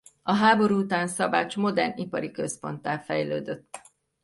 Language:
Hungarian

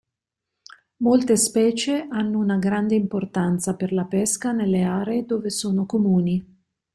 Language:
Italian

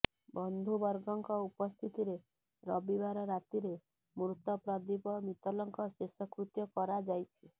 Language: Odia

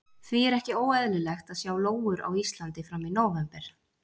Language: Icelandic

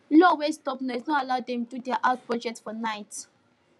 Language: Nigerian Pidgin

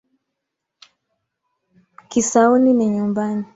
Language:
Swahili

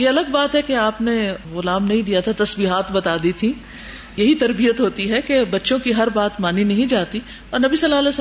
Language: Urdu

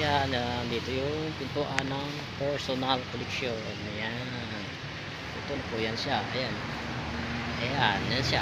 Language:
Filipino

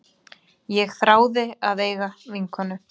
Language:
Icelandic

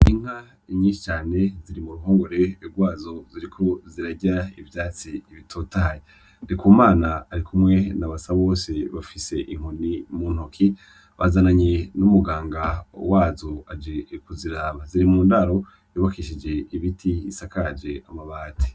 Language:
Rundi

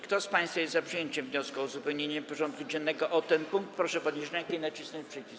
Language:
Polish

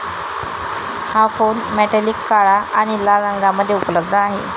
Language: Marathi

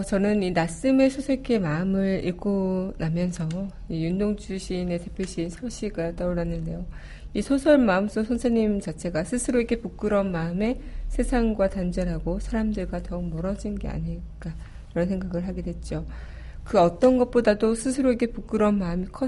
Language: Korean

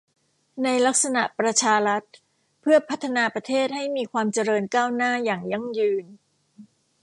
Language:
Thai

